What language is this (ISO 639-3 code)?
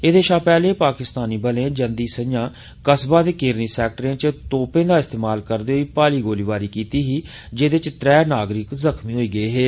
doi